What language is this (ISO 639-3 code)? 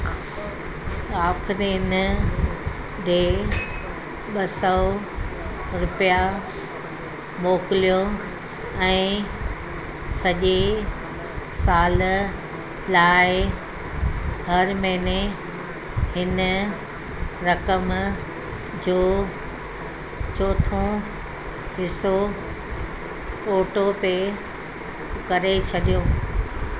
snd